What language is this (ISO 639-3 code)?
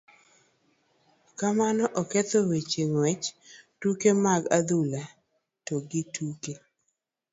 luo